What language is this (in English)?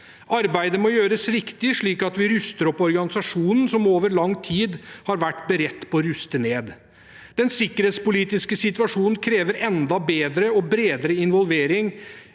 Norwegian